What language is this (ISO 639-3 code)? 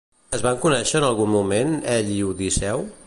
cat